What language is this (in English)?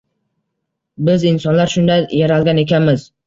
Uzbek